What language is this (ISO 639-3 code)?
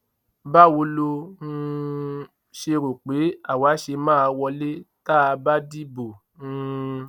yor